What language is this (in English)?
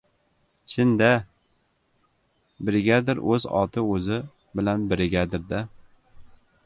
Uzbek